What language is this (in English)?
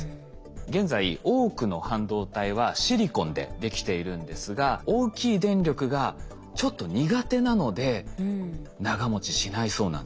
Japanese